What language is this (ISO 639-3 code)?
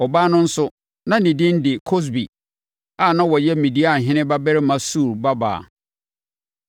aka